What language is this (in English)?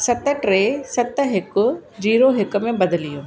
Sindhi